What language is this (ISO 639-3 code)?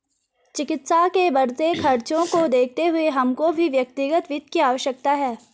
hin